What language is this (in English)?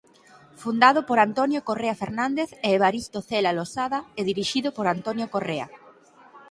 Galician